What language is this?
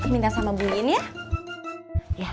Indonesian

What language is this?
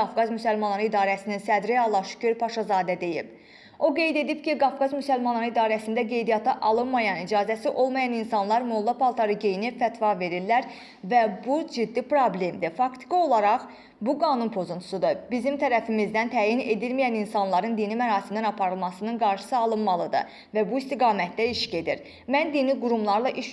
Azerbaijani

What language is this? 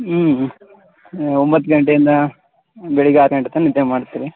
Kannada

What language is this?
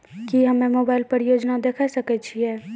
Maithili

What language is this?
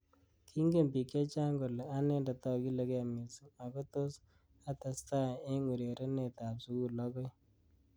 Kalenjin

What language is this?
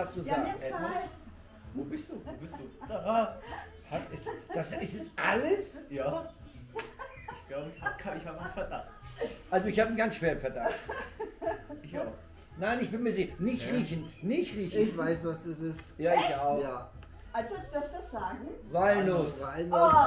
German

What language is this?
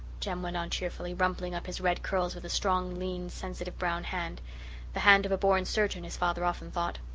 English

